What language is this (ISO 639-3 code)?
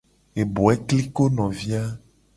gej